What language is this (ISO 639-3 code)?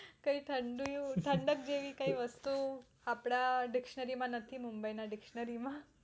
guj